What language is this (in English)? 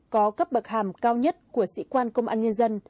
Vietnamese